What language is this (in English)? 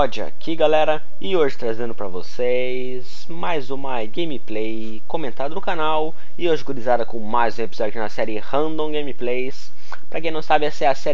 Portuguese